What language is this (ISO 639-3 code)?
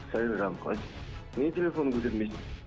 kaz